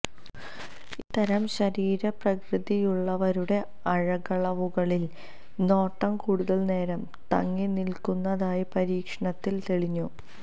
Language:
Malayalam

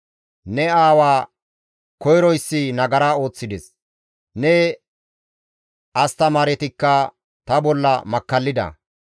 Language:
Gamo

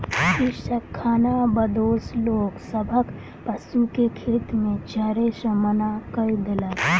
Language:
Maithili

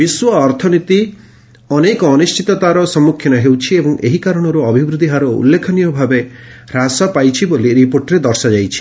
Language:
Odia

